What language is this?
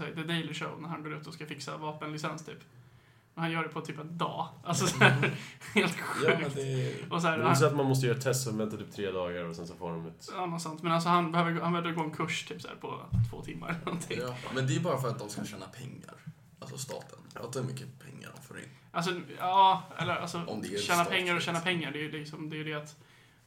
Swedish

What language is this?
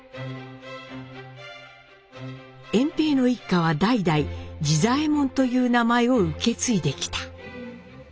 Japanese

